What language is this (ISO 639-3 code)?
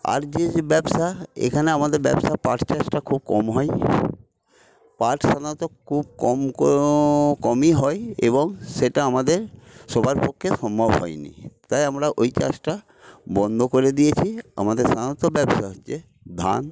ben